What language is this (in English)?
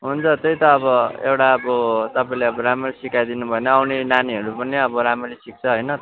Nepali